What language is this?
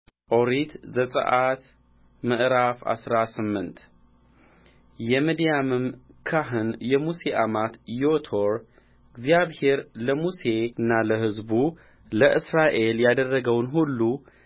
Amharic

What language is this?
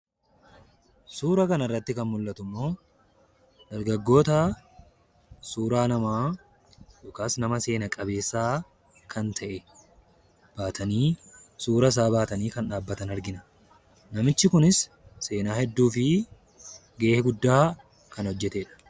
Oromo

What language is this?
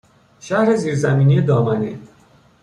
Persian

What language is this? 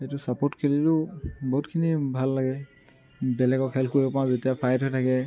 Assamese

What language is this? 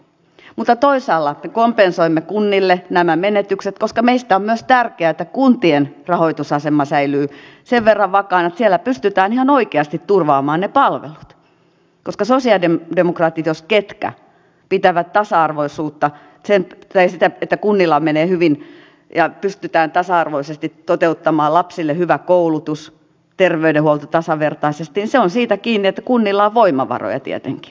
Finnish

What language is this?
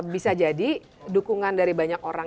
Indonesian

